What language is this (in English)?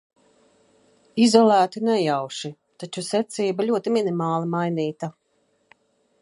Latvian